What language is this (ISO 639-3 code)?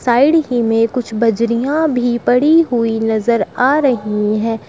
hin